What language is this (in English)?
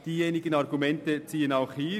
Swiss German